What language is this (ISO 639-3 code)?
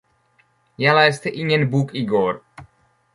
swe